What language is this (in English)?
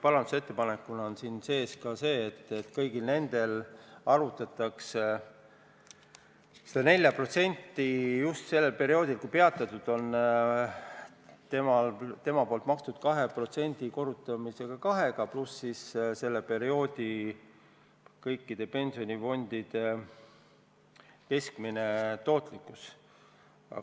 Estonian